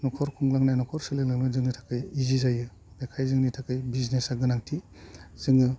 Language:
Bodo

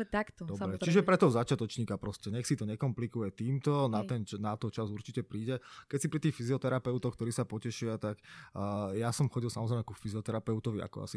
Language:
Slovak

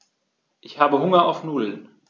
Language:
German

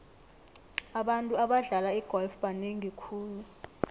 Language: South Ndebele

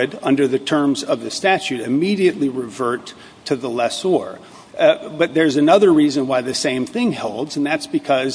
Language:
English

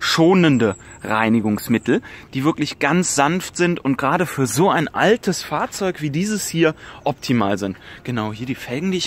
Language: German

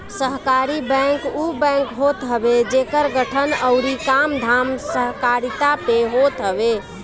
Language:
Bhojpuri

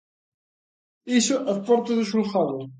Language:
Galician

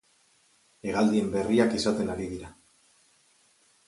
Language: Basque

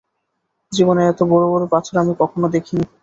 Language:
Bangla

